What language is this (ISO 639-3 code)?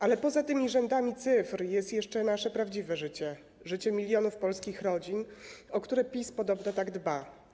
pol